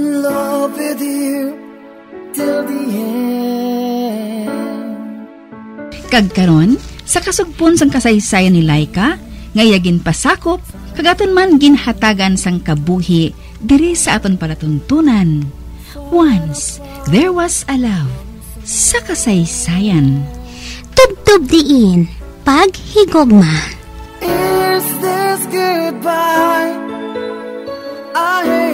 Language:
Filipino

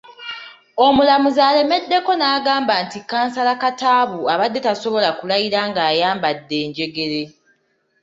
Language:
Ganda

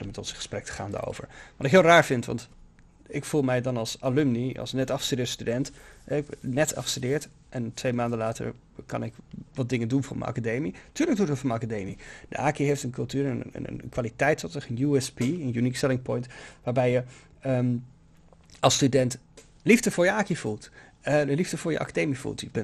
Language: Dutch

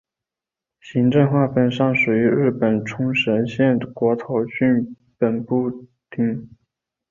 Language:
Chinese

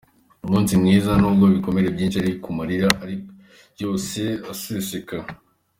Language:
Kinyarwanda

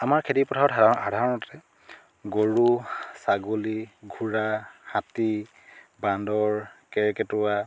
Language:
Assamese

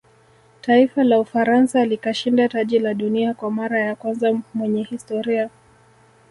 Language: Swahili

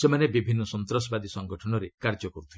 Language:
Odia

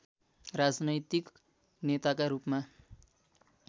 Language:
Nepali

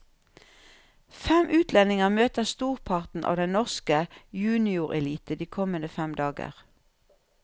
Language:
Norwegian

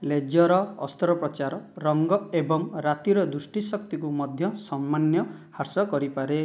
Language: Odia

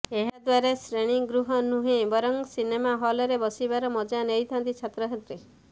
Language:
Odia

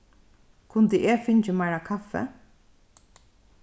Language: Faroese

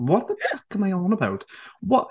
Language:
English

